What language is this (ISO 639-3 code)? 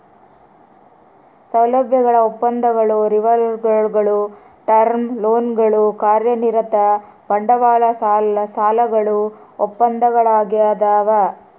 kan